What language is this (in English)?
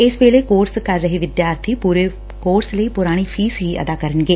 Punjabi